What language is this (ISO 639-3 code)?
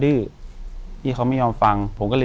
tha